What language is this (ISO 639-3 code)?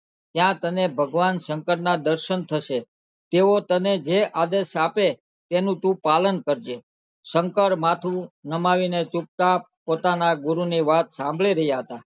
guj